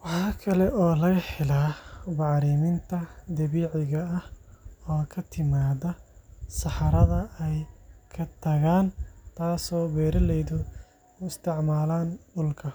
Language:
Somali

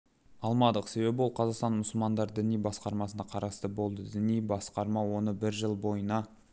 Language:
Kazakh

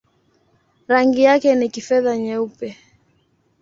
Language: Swahili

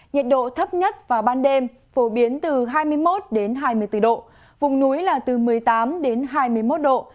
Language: Vietnamese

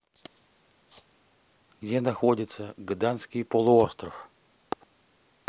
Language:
Russian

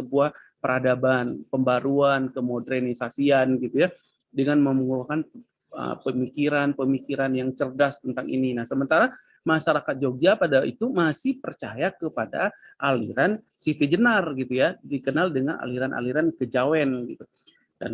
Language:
Indonesian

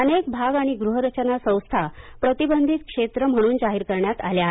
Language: Marathi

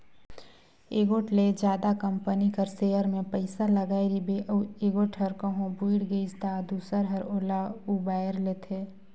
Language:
Chhattisgarhi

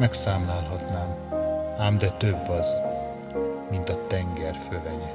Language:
Hungarian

